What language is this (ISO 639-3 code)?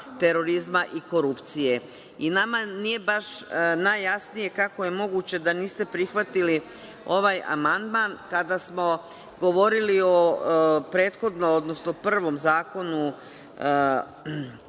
srp